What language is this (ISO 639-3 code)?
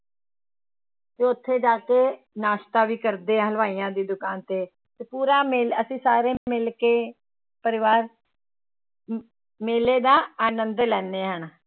pan